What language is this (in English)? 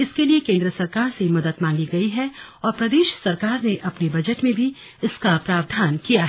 Hindi